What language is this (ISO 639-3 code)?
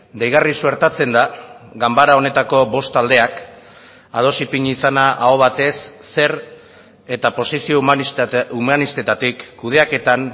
eus